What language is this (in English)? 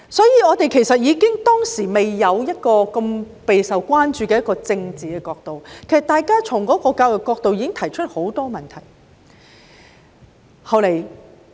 Cantonese